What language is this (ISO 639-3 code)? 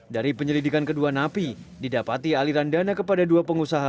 ind